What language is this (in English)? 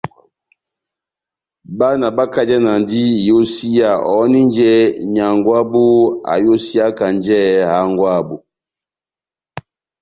Batanga